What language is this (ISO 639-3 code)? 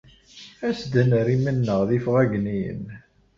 kab